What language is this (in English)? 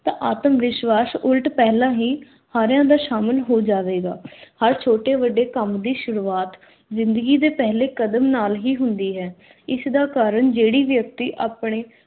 Punjabi